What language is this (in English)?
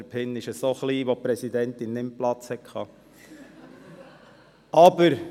Swiss German